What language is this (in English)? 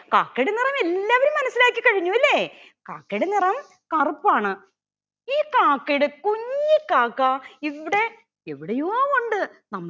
Malayalam